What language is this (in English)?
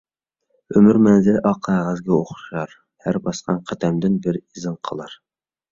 Uyghur